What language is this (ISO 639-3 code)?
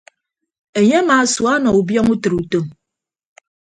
ibb